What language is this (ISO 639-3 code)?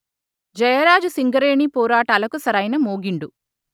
tel